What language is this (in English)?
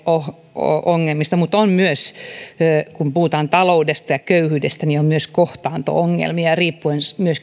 Finnish